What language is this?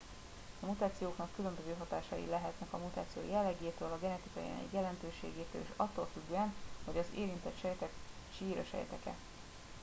Hungarian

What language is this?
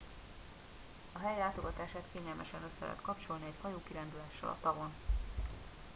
Hungarian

